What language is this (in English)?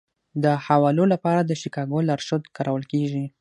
Pashto